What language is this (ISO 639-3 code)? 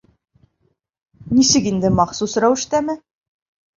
bak